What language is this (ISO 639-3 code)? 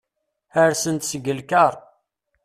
kab